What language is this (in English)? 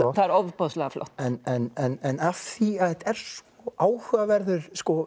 Icelandic